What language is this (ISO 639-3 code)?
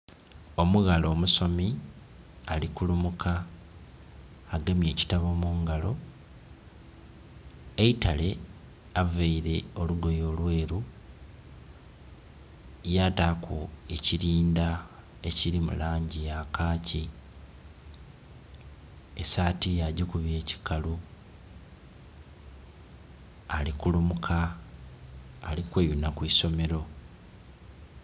xog